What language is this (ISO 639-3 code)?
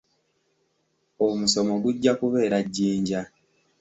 lug